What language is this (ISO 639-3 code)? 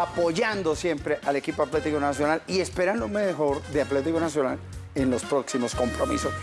spa